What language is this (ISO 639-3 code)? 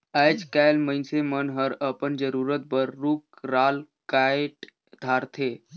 hne